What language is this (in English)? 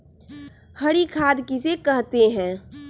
Magahi